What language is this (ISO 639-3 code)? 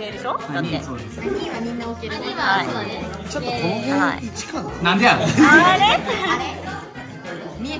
jpn